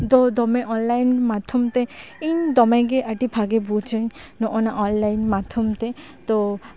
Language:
Santali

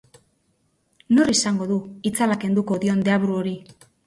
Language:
Basque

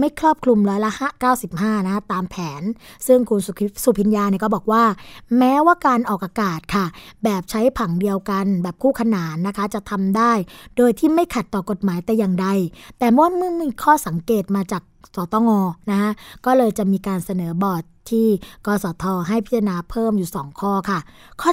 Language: Thai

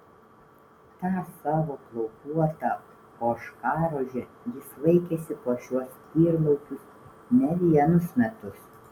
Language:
Lithuanian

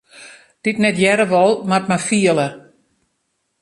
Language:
Western Frisian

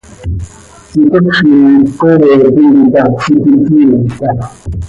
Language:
Seri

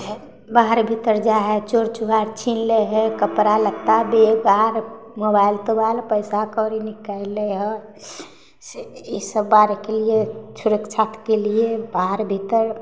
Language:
Maithili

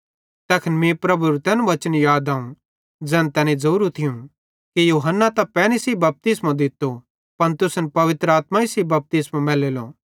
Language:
Bhadrawahi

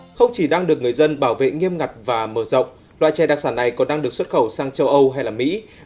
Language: Vietnamese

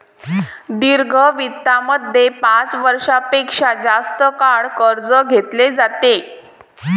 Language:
Marathi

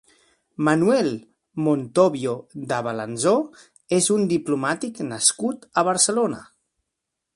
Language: Catalan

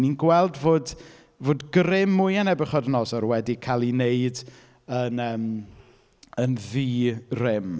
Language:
Welsh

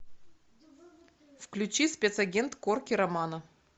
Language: Russian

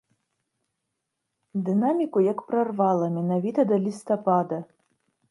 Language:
Belarusian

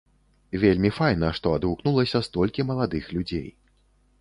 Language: Belarusian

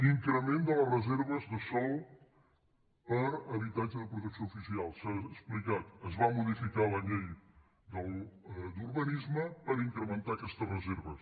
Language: Catalan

